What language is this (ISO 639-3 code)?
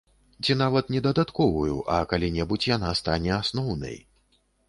bel